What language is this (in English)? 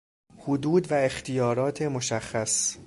Persian